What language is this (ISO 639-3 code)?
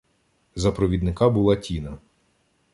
ukr